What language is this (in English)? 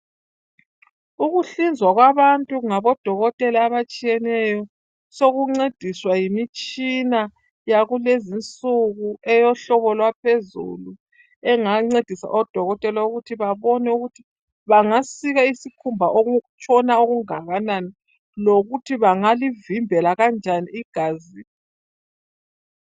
North Ndebele